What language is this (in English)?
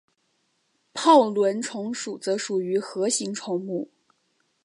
Chinese